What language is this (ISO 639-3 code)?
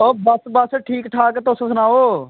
doi